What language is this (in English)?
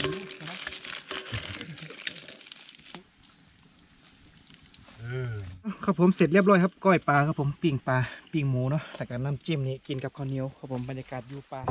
Thai